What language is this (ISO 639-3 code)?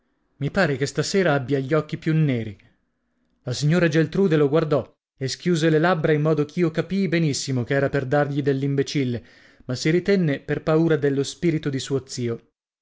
ita